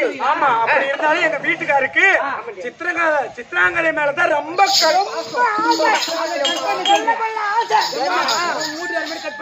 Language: Arabic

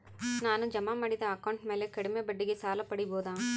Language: Kannada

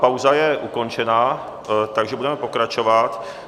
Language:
Czech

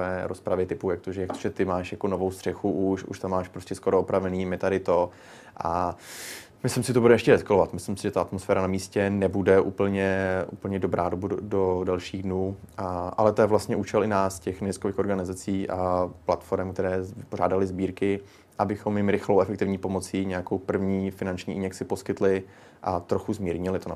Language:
Czech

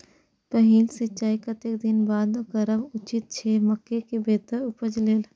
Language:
Maithili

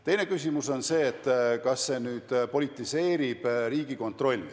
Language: Estonian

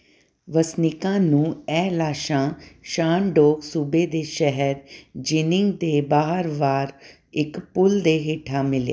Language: Punjabi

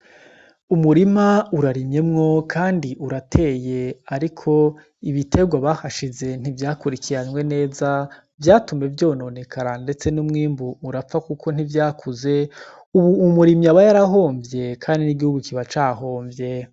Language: Rundi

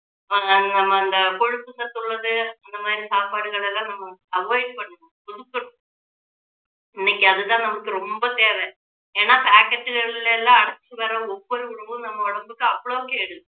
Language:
Tamil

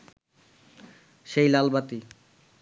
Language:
Bangla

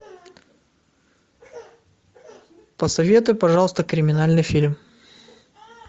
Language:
Russian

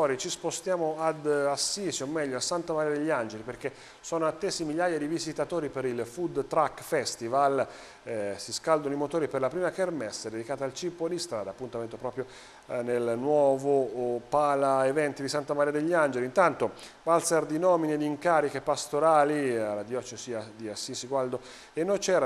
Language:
Italian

